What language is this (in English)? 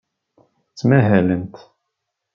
Kabyle